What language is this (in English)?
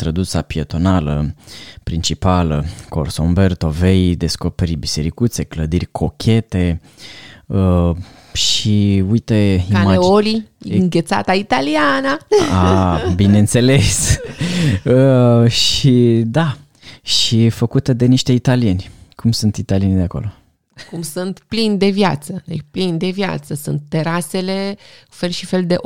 Romanian